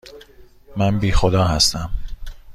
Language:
Persian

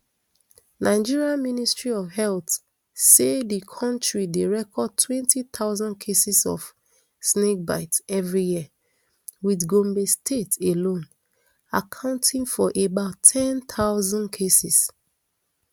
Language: Nigerian Pidgin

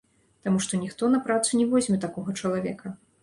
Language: Belarusian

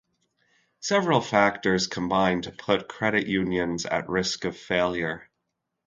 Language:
English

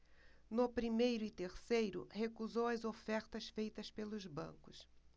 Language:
Portuguese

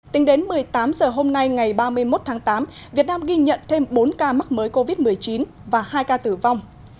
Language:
Vietnamese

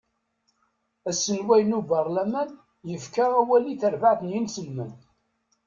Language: Kabyle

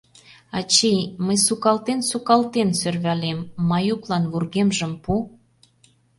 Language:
Mari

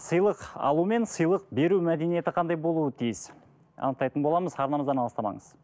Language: Kazakh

